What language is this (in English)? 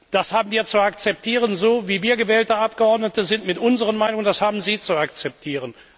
German